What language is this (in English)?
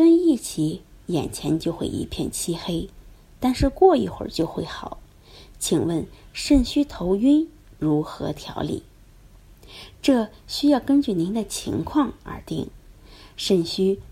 Chinese